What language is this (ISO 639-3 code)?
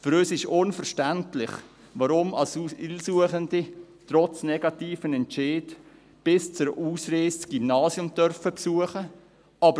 gsw